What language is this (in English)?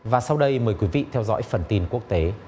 Vietnamese